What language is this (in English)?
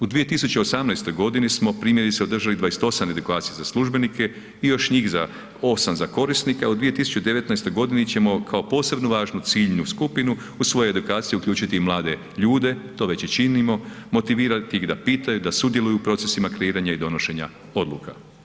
Croatian